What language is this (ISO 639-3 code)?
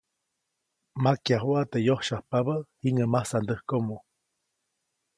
zoc